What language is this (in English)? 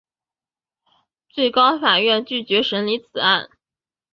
Chinese